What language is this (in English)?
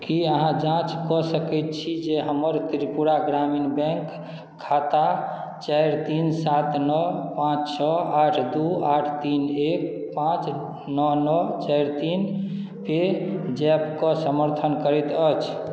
Maithili